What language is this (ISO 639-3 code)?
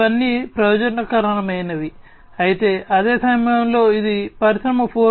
tel